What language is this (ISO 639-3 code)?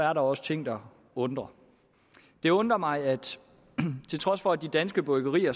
dan